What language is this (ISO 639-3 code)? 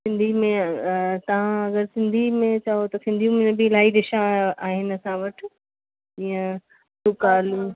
snd